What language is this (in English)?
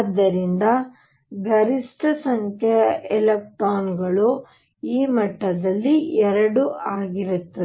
Kannada